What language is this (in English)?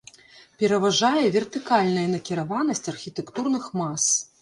Belarusian